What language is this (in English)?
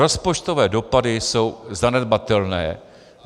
Czech